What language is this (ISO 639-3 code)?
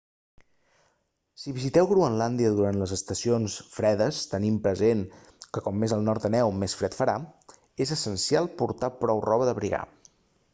cat